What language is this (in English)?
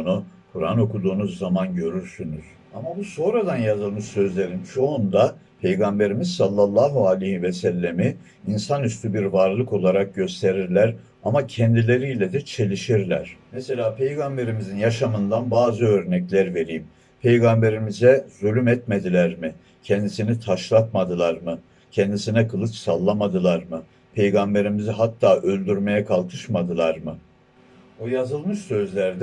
Turkish